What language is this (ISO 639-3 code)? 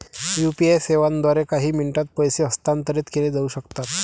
mar